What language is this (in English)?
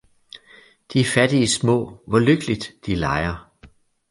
Danish